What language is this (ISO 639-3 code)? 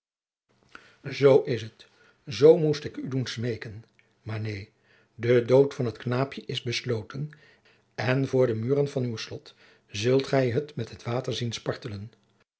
nld